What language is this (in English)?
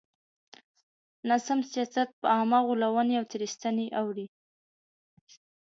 Pashto